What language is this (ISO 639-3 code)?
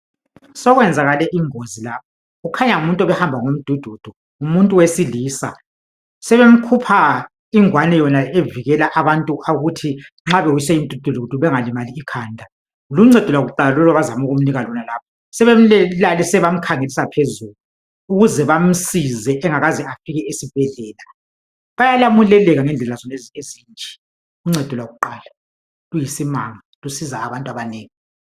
nde